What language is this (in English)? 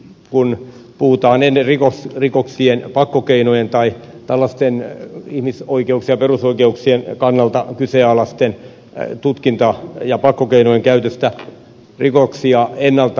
Finnish